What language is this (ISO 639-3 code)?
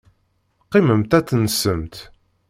kab